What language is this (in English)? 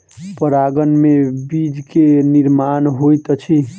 Maithili